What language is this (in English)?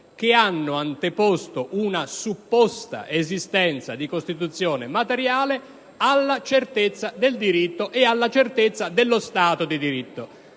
Italian